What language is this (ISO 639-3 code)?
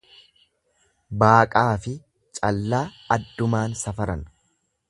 orm